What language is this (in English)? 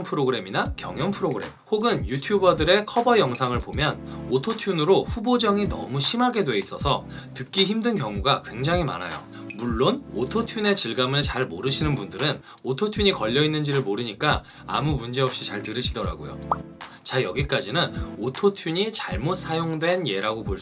Korean